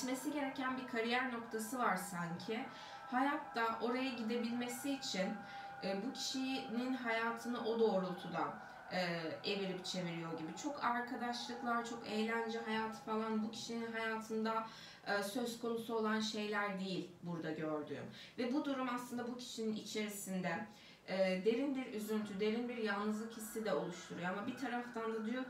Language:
Turkish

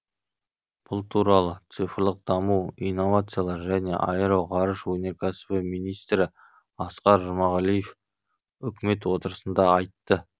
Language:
Kazakh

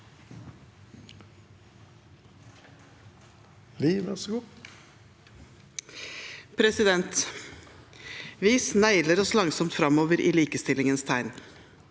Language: Norwegian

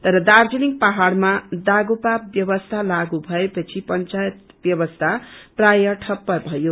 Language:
Nepali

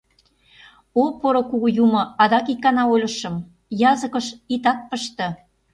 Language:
Mari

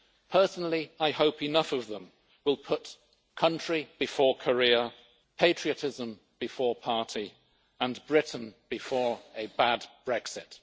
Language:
English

